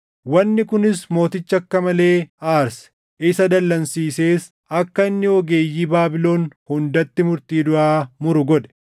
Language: Oromo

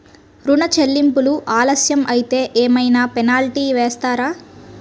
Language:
Telugu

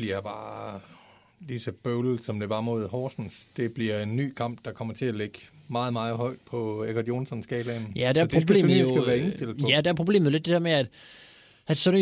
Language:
Danish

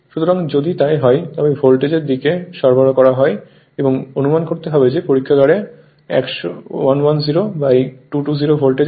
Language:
Bangla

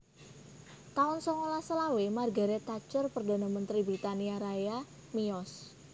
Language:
Javanese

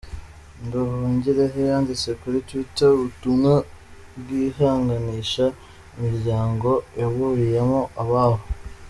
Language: Kinyarwanda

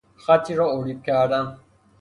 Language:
Persian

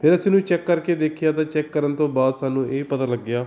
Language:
Punjabi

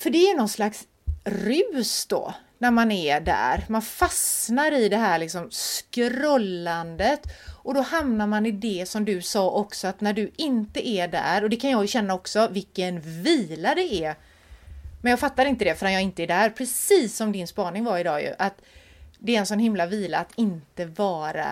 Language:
Swedish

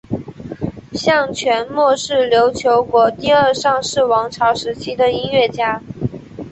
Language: Chinese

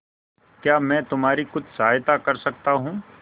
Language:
Hindi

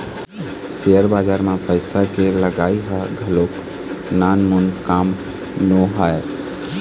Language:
Chhattisgarhi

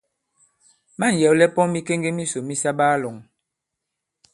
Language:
Bankon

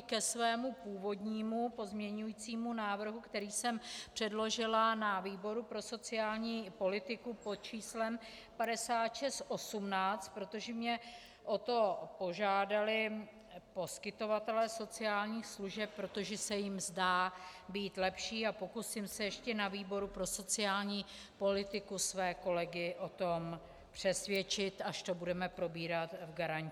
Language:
Czech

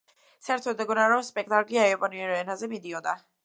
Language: Georgian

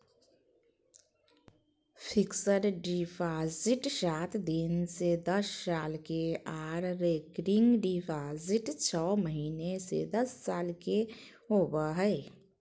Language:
Magahi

